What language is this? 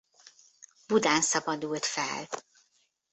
Hungarian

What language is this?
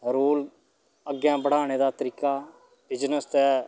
Dogri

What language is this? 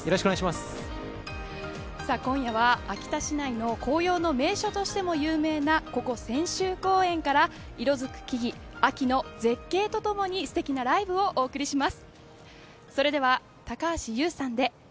Japanese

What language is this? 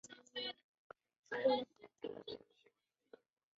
Chinese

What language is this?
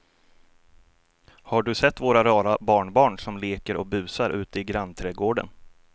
Swedish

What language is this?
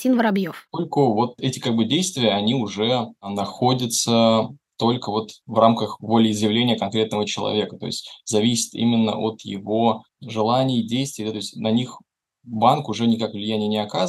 Russian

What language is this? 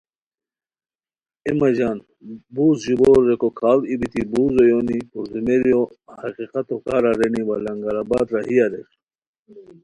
Khowar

